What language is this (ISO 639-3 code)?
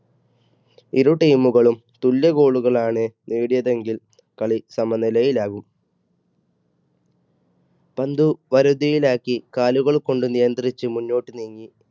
mal